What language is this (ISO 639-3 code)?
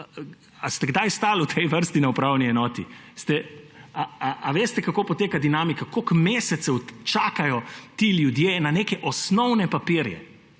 slv